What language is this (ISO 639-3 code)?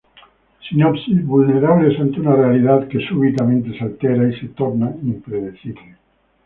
spa